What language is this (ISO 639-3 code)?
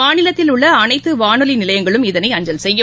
tam